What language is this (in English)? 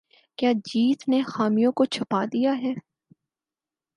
Urdu